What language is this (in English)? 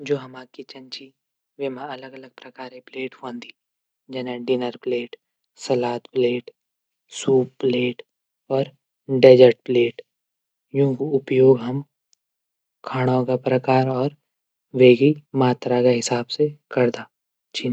Garhwali